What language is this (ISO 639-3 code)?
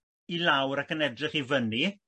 cym